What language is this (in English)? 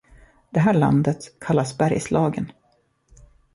Swedish